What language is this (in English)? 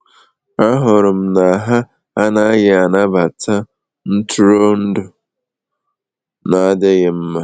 Igbo